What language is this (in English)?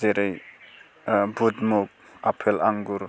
Bodo